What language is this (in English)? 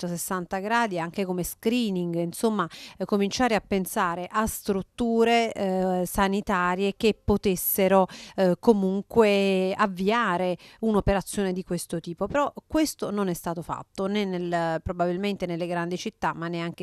Italian